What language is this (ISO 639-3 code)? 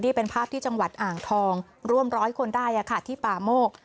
tha